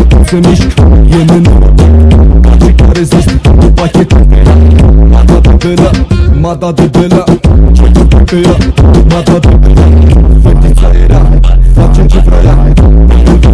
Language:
Romanian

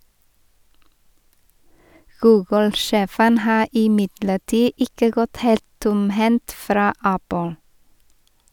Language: Norwegian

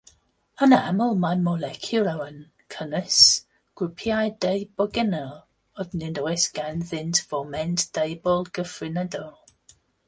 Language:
Welsh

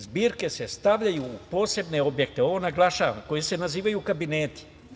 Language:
Serbian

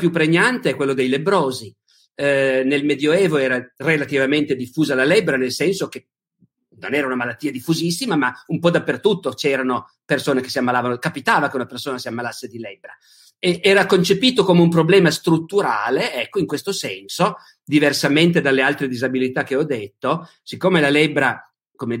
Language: Italian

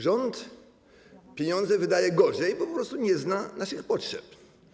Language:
Polish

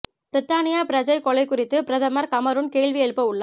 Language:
Tamil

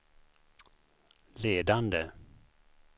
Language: Swedish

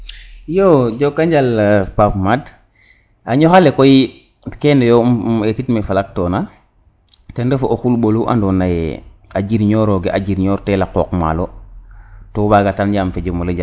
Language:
Serer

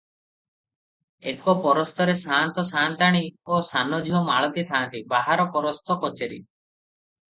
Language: Odia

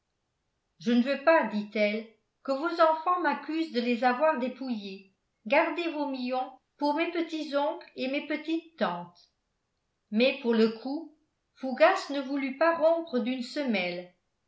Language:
French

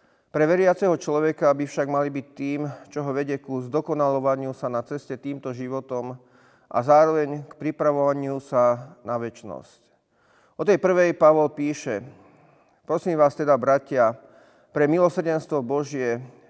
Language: Slovak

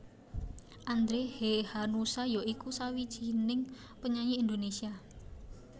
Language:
Javanese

